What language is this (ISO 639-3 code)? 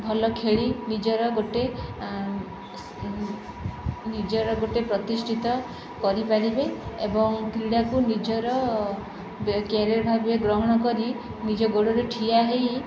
ori